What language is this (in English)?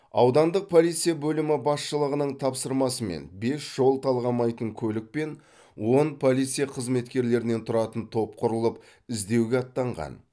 Kazakh